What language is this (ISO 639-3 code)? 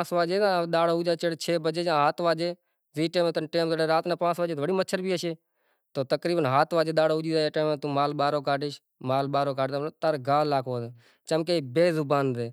gjk